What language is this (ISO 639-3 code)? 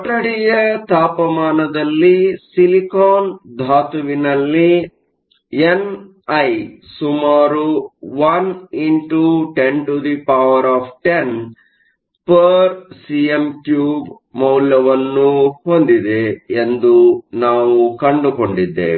kan